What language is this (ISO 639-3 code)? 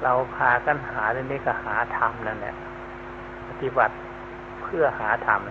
tha